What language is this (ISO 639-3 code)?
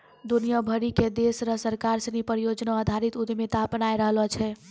mai